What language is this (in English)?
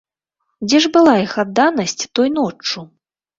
Belarusian